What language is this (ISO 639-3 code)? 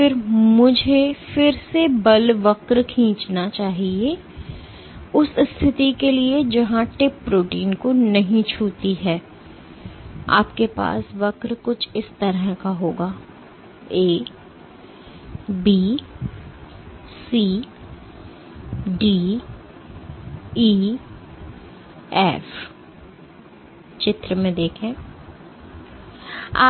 hin